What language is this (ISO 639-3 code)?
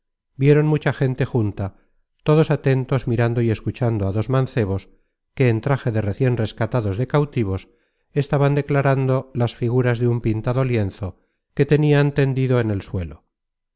spa